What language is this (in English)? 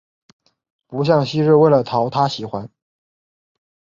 Chinese